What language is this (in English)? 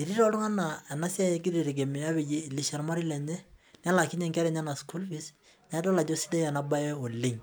Masai